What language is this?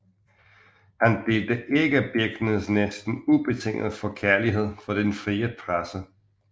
Danish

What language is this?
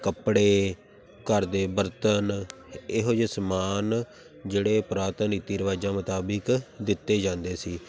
Punjabi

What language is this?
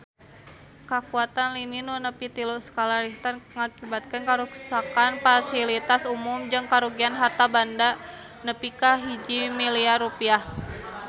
Sundanese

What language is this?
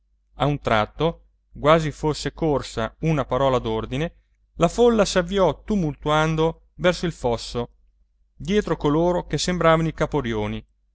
Italian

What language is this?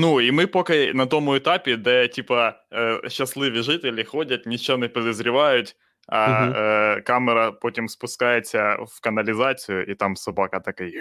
Ukrainian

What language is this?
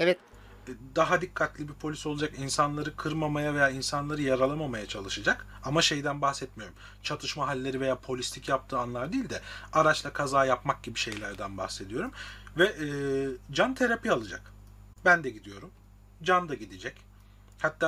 Turkish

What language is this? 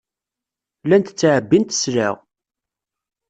Kabyle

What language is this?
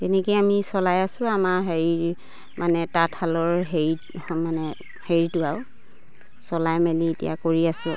Assamese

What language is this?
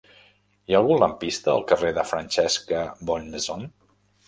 Catalan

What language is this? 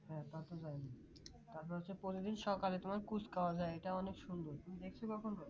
Bangla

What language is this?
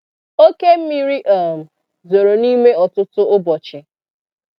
Igbo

